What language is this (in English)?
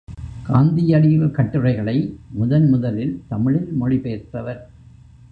Tamil